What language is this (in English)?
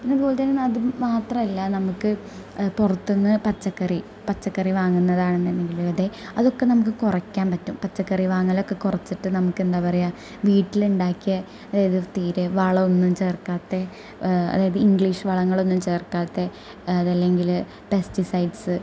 Malayalam